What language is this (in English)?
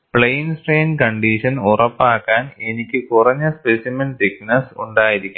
Malayalam